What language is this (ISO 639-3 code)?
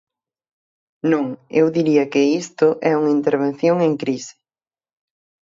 glg